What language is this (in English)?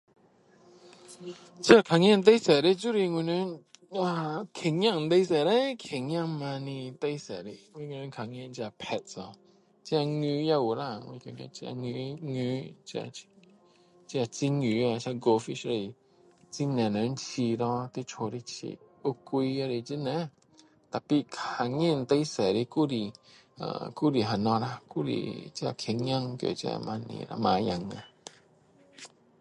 Min Dong Chinese